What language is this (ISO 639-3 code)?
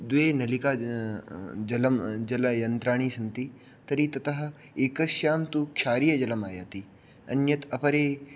san